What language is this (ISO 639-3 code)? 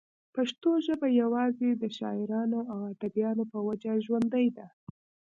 pus